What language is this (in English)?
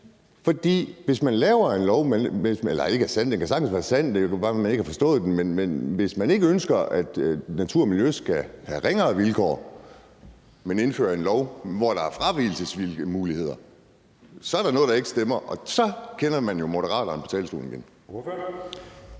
Danish